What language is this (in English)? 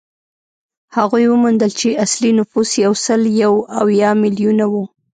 Pashto